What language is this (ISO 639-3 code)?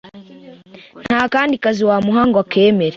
kin